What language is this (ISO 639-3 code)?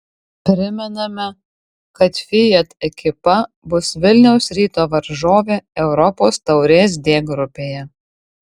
lit